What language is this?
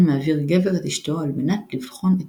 Hebrew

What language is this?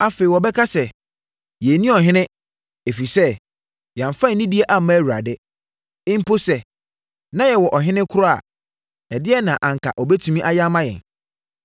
Akan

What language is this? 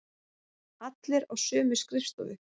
Icelandic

